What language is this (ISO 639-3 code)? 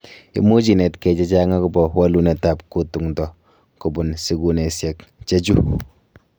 kln